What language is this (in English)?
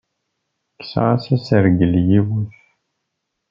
Kabyle